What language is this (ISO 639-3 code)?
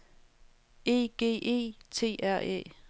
dan